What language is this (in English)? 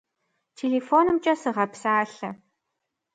Kabardian